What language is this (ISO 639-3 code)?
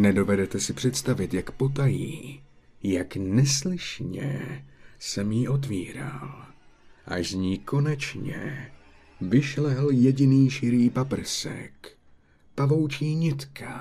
ces